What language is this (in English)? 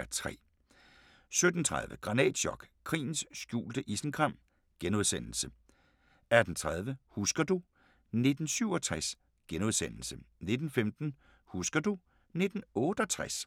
Danish